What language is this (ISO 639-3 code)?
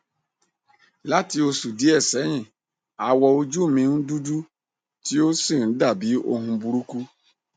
yor